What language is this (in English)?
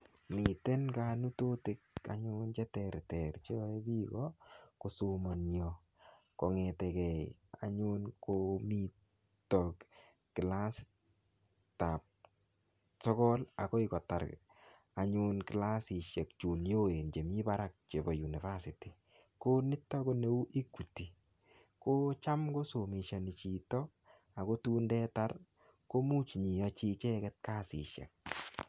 Kalenjin